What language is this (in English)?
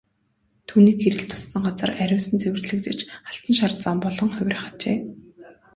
Mongolian